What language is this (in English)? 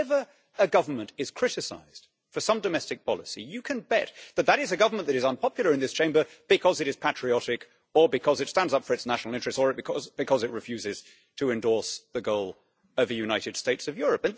English